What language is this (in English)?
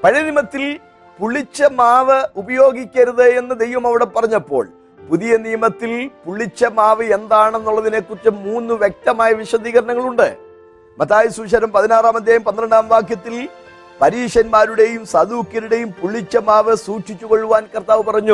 Malayalam